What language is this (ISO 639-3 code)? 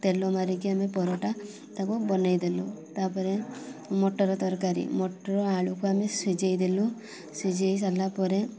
ori